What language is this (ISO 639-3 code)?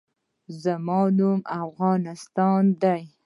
pus